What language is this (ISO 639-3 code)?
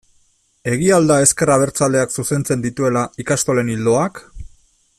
eus